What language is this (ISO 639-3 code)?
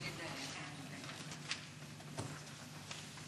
heb